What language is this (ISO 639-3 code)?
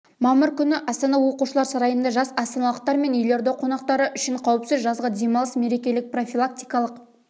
kaz